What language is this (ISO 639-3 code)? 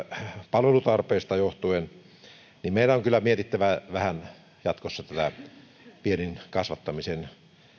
fin